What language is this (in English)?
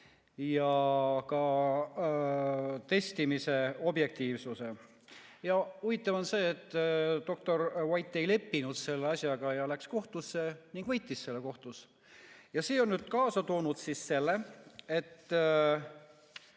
Estonian